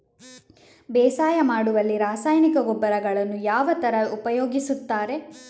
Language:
Kannada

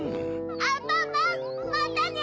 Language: Japanese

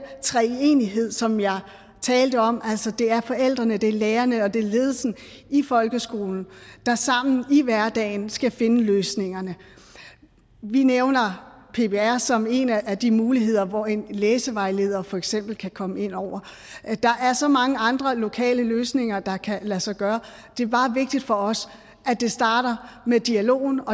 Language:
Danish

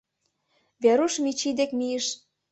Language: Mari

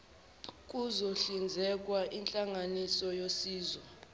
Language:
Zulu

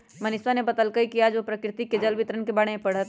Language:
Magahi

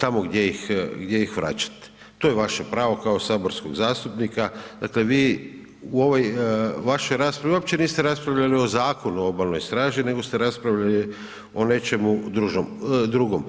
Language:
Croatian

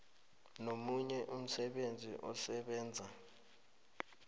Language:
South Ndebele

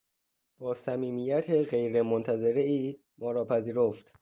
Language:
Persian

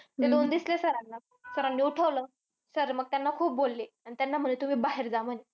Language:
Marathi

